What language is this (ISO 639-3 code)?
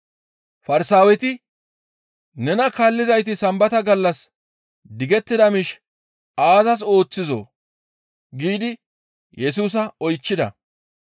gmv